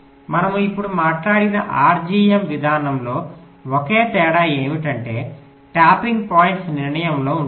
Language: Telugu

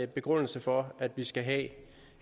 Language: Danish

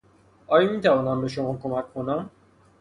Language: Persian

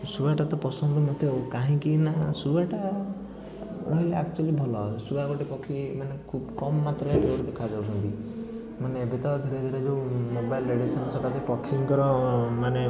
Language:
Odia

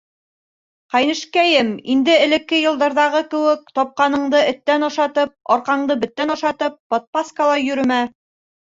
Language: Bashkir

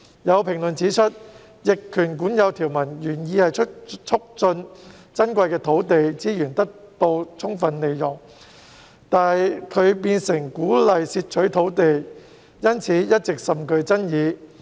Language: Cantonese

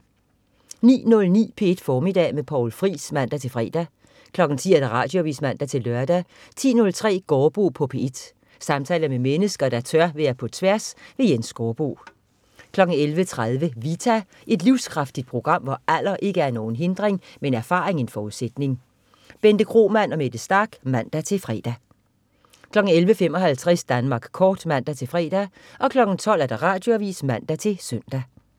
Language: Danish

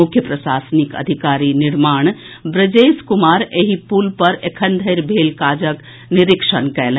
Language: Maithili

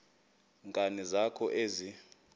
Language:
Xhosa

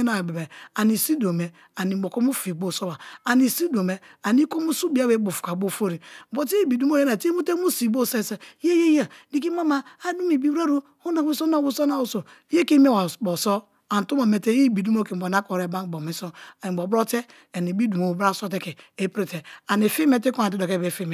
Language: Kalabari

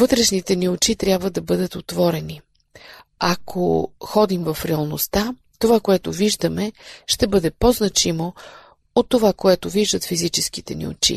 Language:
Bulgarian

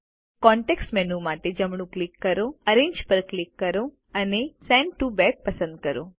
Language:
Gujarati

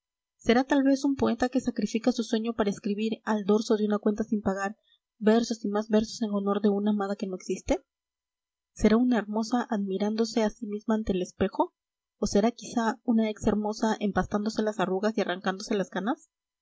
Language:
Spanish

